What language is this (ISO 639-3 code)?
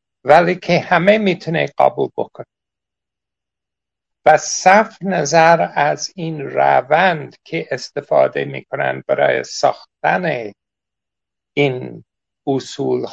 fas